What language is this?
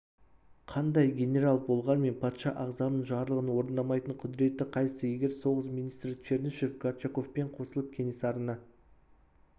Kazakh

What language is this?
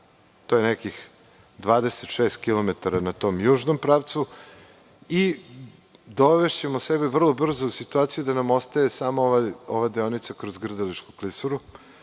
Serbian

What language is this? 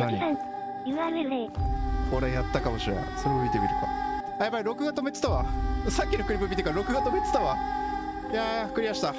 Japanese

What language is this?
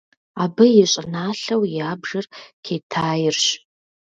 Kabardian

